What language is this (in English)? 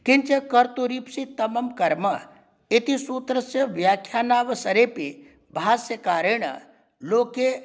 Sanskrit